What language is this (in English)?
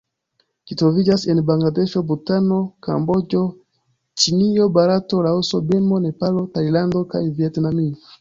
Esperanto